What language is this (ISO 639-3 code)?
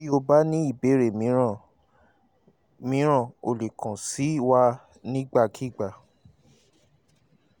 yor